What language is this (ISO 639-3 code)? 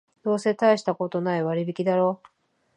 jpn